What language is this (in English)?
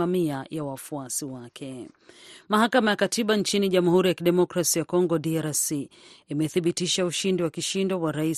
Swahili